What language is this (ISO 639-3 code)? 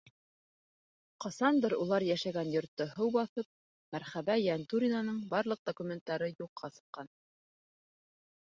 bak